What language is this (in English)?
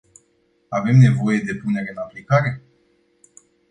Romanian